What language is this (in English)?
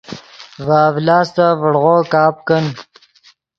Yidgha